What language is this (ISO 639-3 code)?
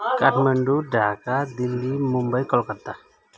nep